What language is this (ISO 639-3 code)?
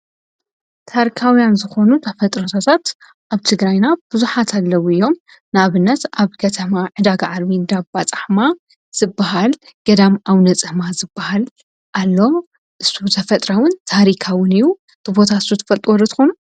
tir